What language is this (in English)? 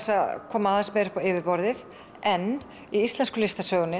Icelandic